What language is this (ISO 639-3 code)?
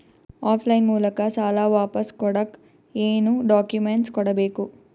kan